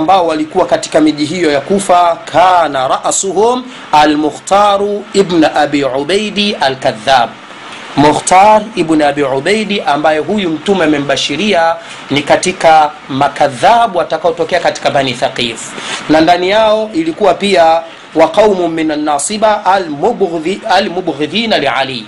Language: Swahili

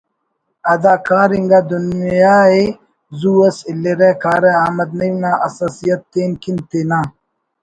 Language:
Brahui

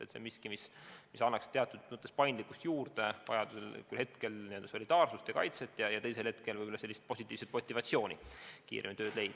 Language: Estonian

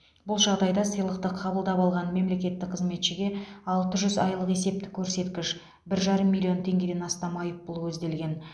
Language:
Kazakh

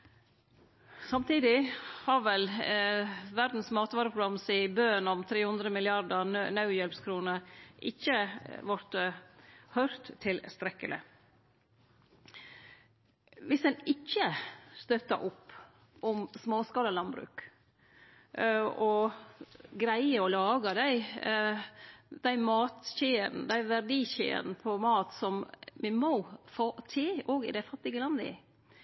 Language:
Norwegian Nynorsk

